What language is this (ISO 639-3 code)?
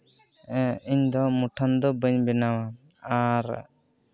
sat